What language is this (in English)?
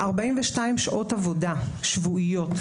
Hebrew